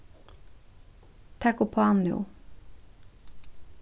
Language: Faroese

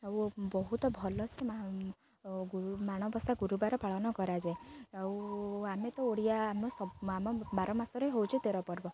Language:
Odia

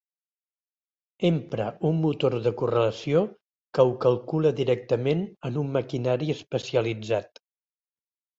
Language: Catalan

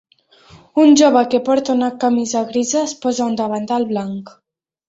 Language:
Catalan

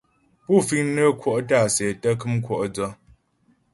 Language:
Ghomala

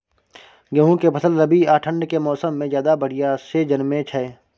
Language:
Maithili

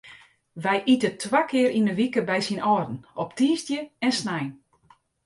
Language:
Western Frisian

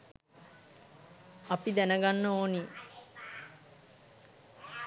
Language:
Sinhala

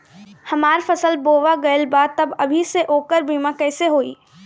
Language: Bhojpuri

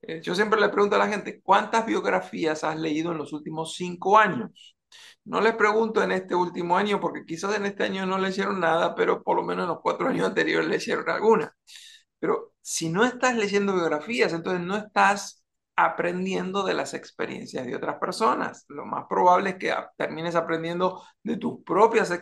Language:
Spanish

